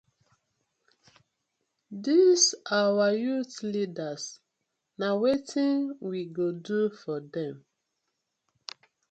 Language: Nigerian Pidgin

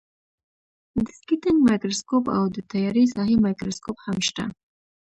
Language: Pashto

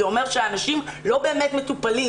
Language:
Hebrew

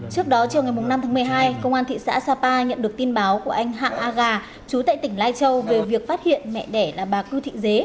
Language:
Vietnamese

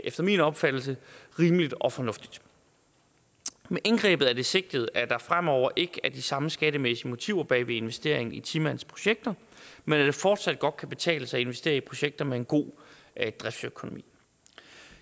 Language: Danish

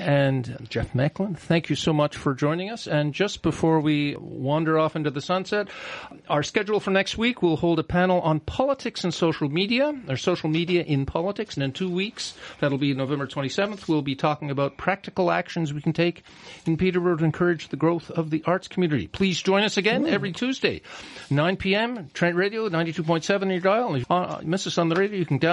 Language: English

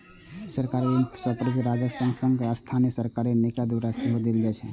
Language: Maithili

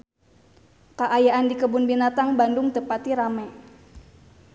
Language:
Sundanese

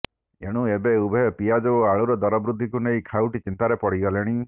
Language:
Odia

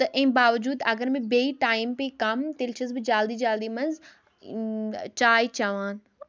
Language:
Kashmiri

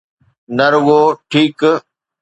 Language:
Sindhi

